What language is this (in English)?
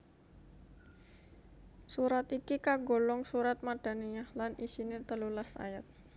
Javanese